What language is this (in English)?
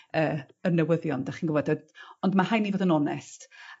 Welsh